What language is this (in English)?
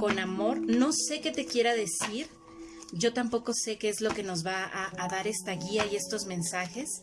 Spanish